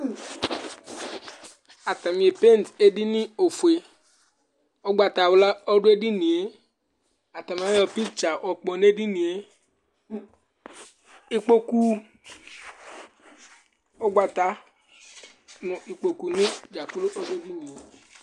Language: Ikposo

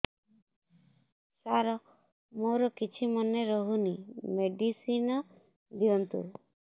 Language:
Odia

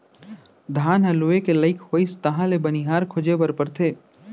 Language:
Chhattisgarhi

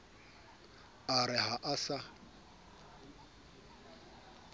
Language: Southern Sotho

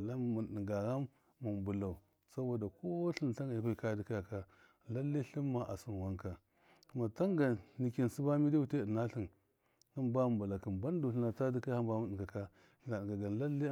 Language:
Miya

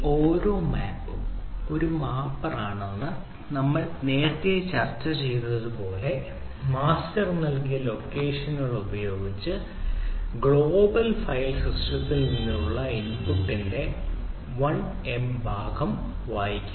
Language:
Malayalam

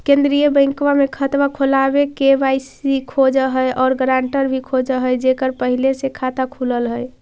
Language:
Magahi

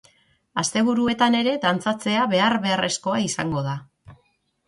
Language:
Basque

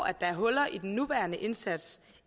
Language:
Danish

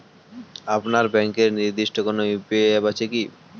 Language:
Bangla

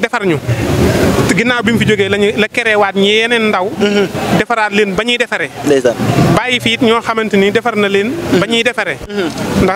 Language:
Indonesian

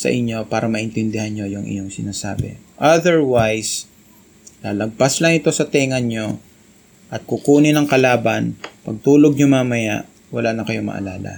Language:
Filipino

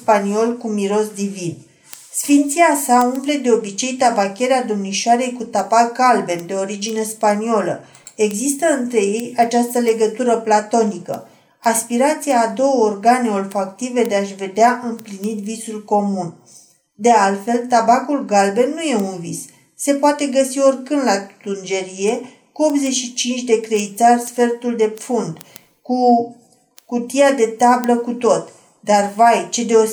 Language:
Romanian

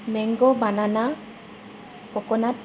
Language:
Assamese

